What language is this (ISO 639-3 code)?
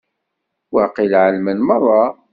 kab